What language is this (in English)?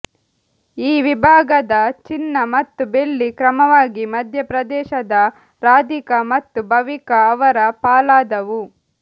Kannada